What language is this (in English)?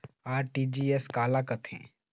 Chhattisgarhi